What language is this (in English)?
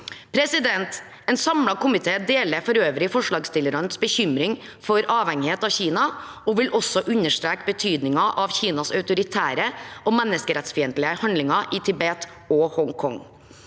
Norwegian